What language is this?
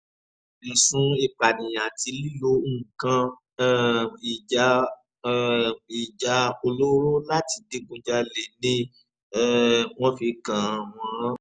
Yoruba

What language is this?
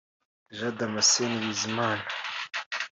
Kinyarwanda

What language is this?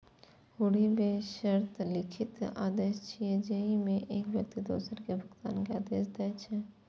Maithili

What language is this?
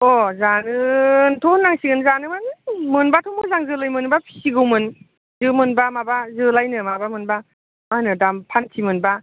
Bodo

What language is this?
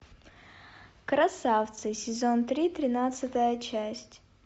Russian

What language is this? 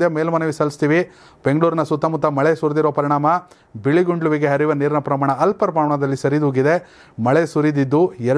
Romanian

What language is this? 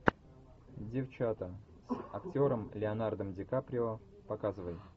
Russian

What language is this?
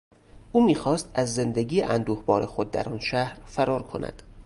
Persian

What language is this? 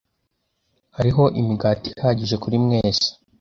Kinyarwanda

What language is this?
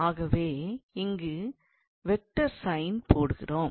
Tamil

